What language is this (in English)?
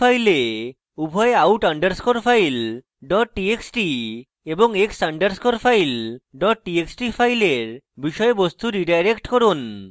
Bangla